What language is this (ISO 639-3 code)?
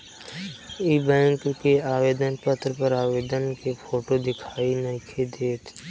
bho